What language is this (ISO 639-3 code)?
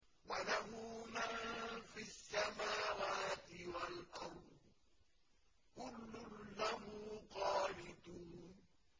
ara